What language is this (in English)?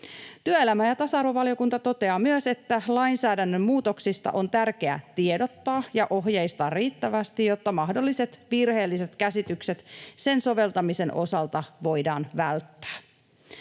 Finnish